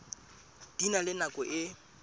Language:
Southern Sotho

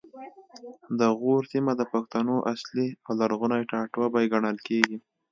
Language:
Pashto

